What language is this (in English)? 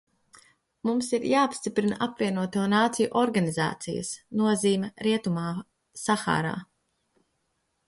Latvian